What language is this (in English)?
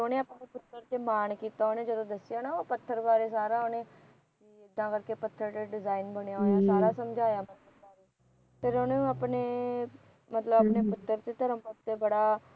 Punjabi